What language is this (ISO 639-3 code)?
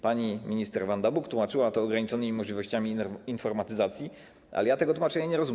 pol